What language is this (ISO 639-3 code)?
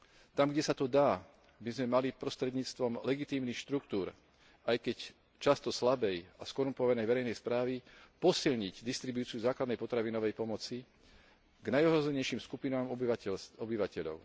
slk